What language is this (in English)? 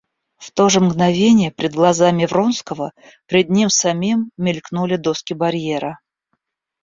Russian